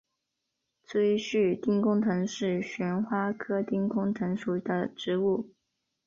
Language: Chinese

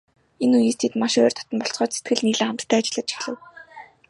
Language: Mongolian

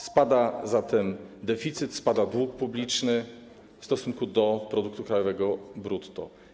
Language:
Polish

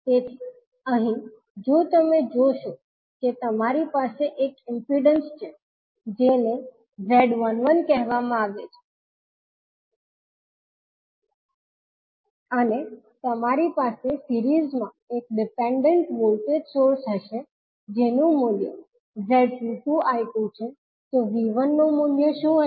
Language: Gujarati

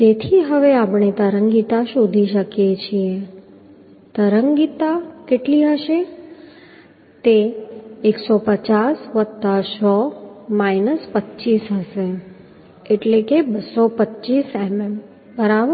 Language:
Gujarati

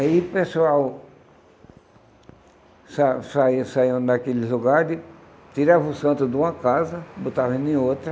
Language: Portuguese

